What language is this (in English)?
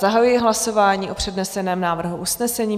Czech